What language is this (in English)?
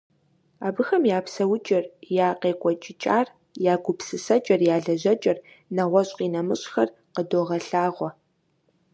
Kabardian